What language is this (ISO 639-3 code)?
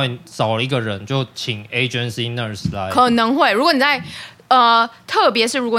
zho